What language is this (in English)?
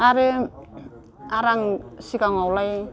Bodo